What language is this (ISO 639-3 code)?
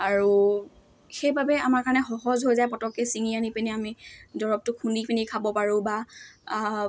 asm